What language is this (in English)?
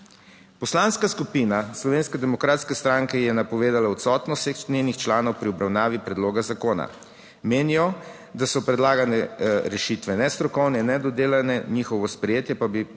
Slovenian